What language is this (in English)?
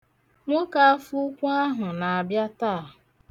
Igbo